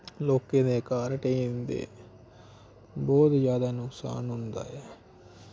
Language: Dogri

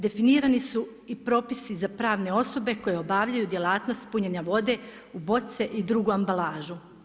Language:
Croatian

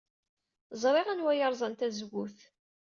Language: Kabyle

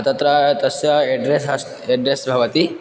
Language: Sanskrit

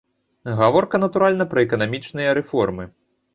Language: Belarusian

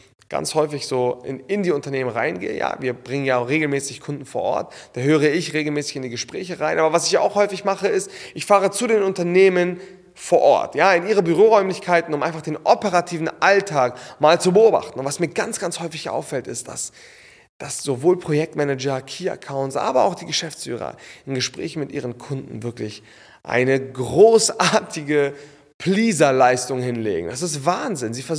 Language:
German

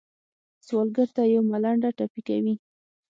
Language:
Pashto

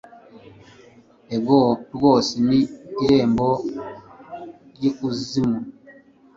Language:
Kinyarwanda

